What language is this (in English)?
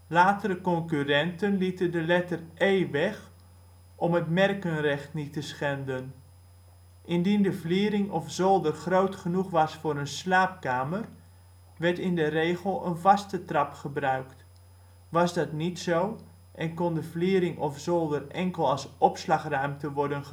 Dutch